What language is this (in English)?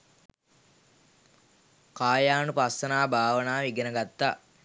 Sinhala